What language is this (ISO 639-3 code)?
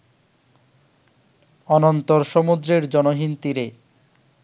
ben